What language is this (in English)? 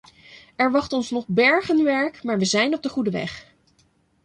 Dutch